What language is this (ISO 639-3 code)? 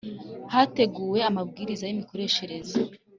kin